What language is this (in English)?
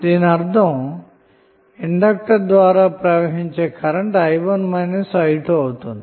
Telugu